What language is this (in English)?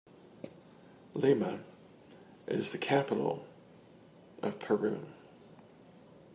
English